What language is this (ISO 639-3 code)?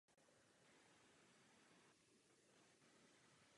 ces